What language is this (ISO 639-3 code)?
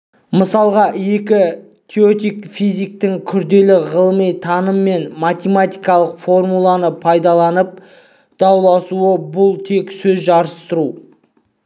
kaz